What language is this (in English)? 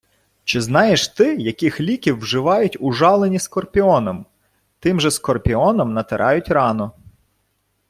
Ukrainian